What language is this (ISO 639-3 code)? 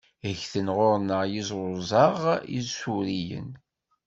kab